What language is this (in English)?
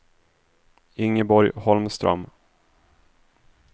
Swedish